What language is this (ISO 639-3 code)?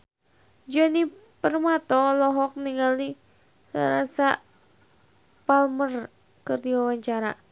sun